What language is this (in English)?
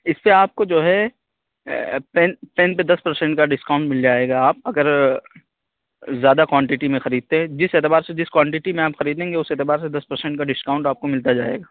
Urdu